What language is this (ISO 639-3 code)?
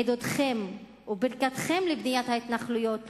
heb